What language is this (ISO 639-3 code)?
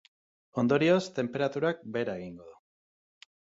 eus